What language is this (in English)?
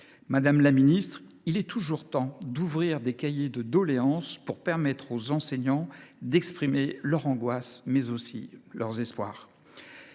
French